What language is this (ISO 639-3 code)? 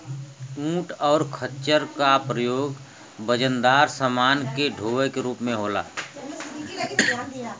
bho